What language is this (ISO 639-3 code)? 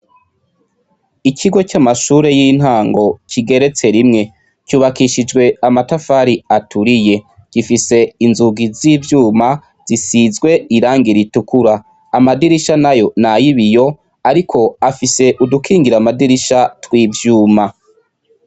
run